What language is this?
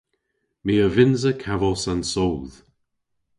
Cornish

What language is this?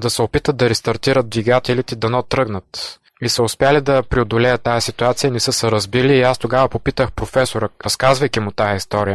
Bulgarian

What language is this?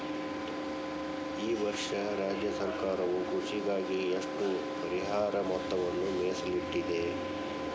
Kannada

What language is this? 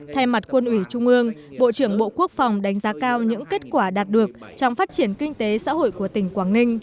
Vietnamese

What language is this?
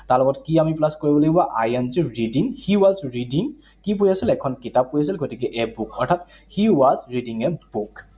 Assamese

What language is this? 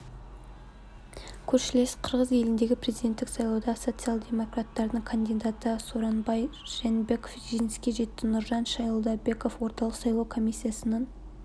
Kazakh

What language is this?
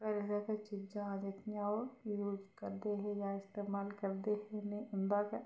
Dogri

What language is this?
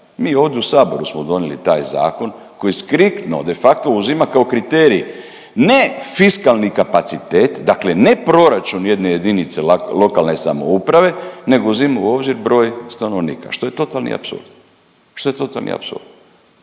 Croatian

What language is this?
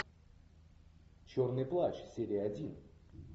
Russian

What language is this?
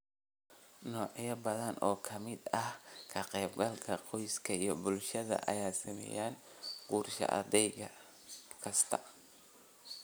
Somali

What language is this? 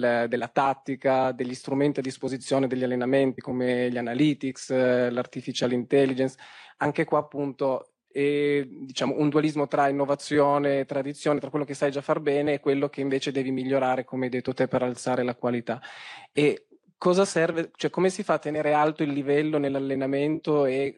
Italian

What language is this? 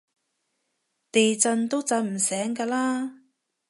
Cantonese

